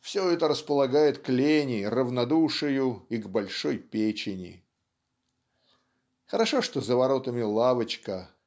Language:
Russian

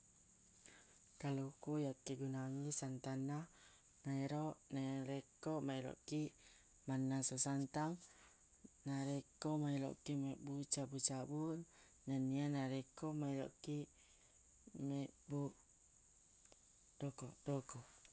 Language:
Buginese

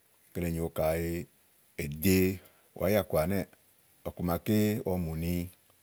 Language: Igo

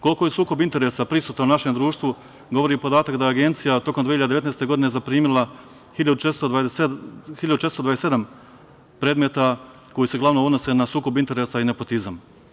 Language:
Serbian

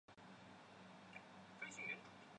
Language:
Chinese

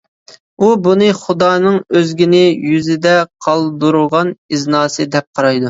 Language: Uyghur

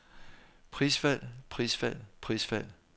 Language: Danish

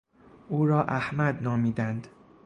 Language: Persian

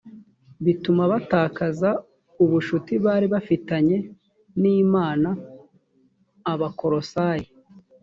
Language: Kinyarwanda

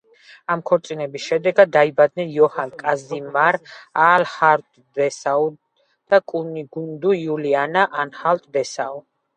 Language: Georgian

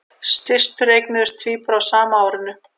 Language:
Icelandic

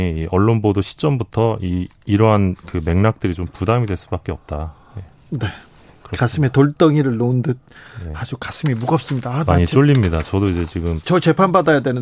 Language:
Korean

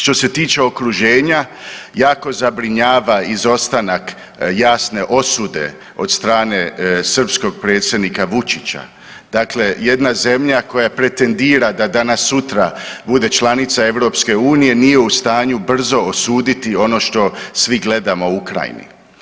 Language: Croatian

